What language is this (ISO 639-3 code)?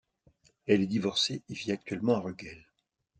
fra